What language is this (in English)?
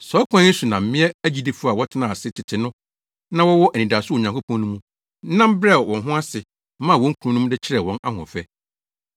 Akan